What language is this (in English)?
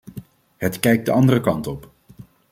Dutch